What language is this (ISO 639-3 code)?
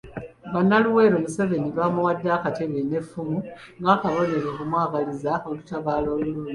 lug